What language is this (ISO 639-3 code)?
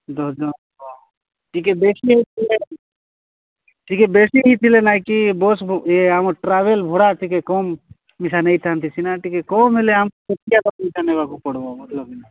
ori